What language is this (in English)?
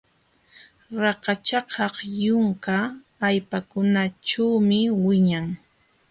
Jauja Wanca Quechua